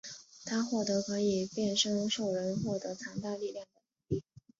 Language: Chinese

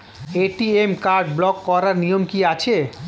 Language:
Bangla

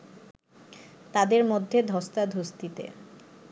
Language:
Bangla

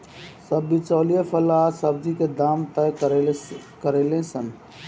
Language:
Bhojpuri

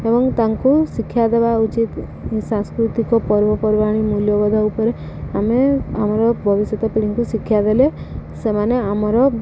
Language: Odia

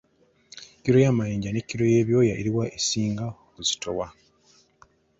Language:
Ganda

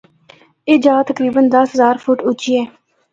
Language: Northern Hindko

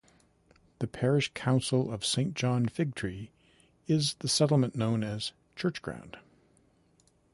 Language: English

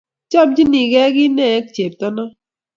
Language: Kalenjin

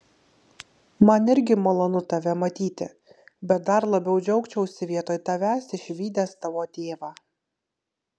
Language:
Lithuanian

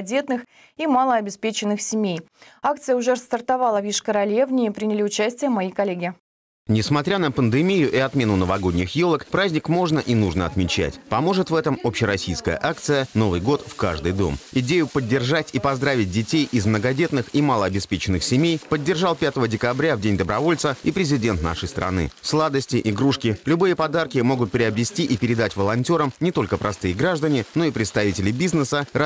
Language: Russian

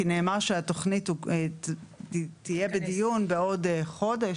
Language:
Hebrew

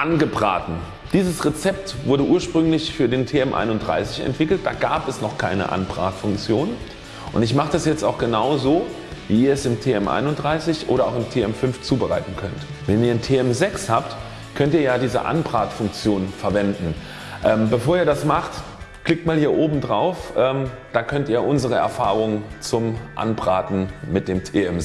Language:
German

